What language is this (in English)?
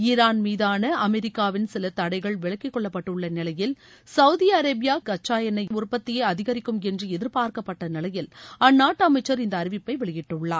Tamil